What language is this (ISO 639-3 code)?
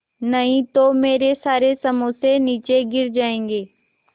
hin